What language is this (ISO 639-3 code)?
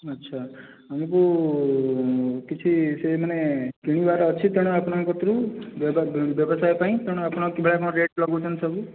ori